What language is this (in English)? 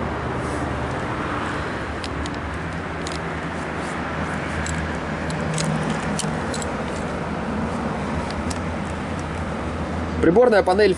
Russian